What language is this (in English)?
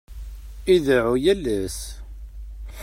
Kabyle